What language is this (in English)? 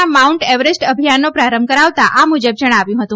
Gujarati